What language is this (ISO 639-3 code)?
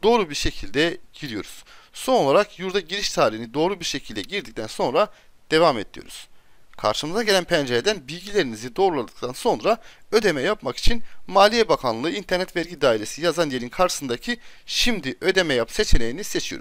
tur